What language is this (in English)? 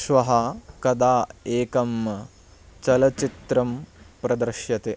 Sanskrit